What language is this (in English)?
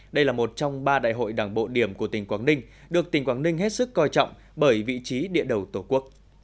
Vietnamese